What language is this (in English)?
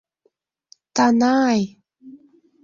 Mari